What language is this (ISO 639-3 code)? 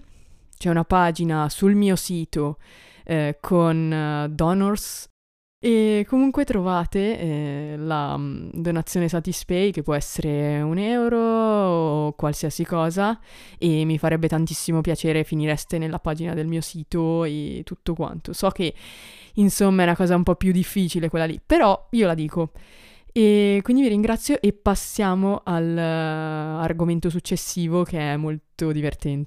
ita